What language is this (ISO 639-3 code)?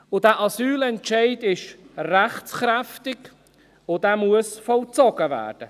gsw